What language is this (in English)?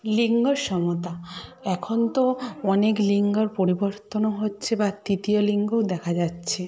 Bangla